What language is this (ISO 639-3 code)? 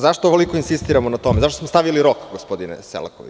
srp